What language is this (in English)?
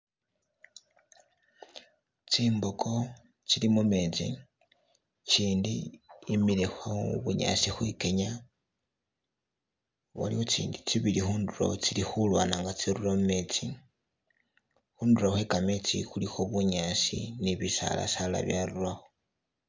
Masaaba